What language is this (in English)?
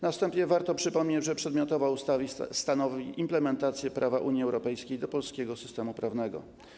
Polish